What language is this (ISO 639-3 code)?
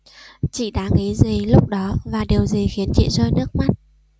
vie